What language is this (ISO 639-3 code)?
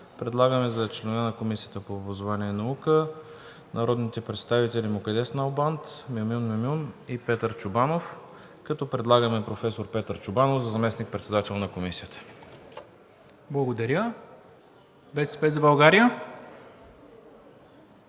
bul